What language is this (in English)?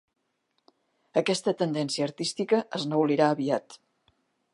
Catalan